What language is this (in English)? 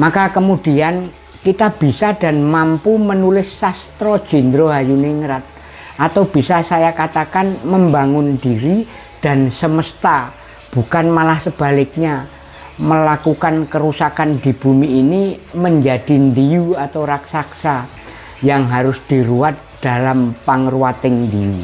Indonesian